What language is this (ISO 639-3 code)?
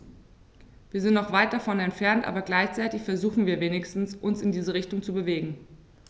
deu